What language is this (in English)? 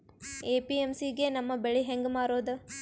Kannada